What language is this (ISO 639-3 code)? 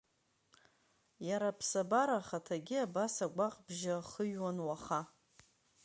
abk